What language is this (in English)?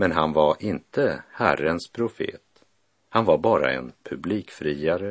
Swedish